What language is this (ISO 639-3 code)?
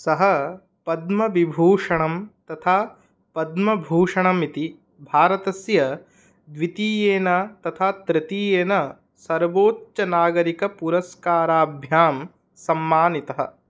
san